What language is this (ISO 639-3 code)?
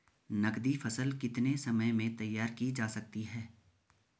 hin